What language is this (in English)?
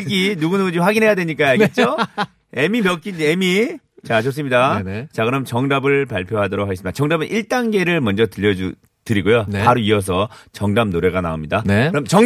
Korean